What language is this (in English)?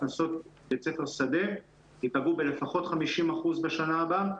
Hebrew